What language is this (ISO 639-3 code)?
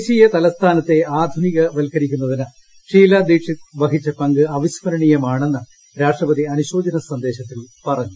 mal